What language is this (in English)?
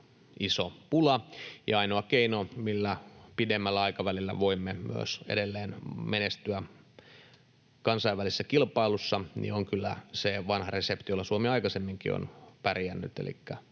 Finnish